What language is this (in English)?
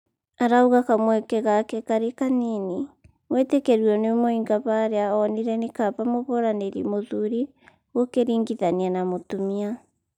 Kikuyu